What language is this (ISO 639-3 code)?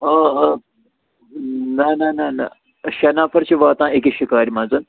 kas